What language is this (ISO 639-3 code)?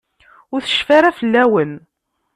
kab